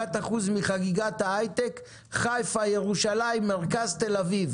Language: Hebrew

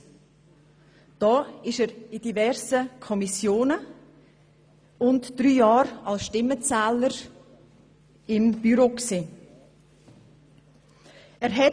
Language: Swiss German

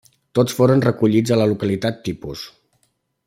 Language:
Catalan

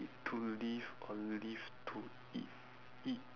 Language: English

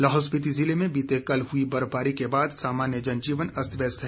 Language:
Hindi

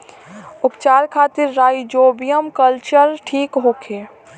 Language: Bhojpuri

